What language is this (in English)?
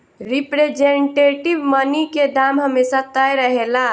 Bhojpuri